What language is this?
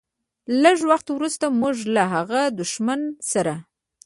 Pashto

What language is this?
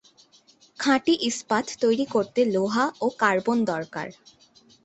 Bangla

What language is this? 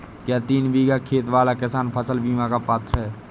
Hindi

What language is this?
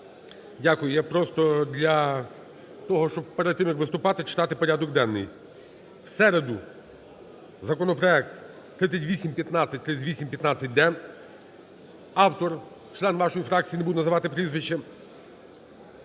Ukrainian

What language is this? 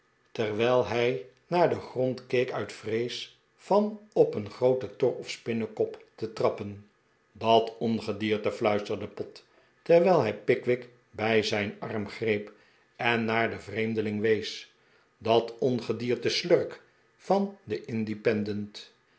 Dutch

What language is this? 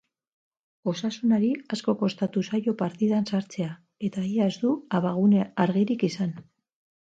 Basque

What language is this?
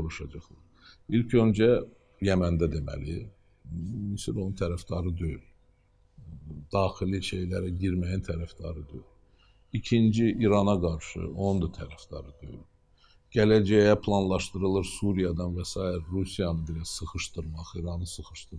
Turkish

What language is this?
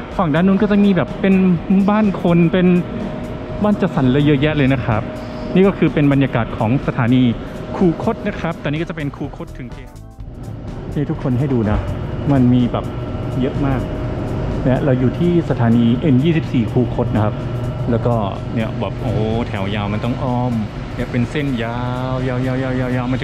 Thai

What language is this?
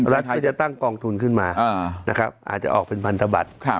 Thai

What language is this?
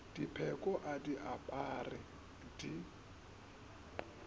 Northern Sotho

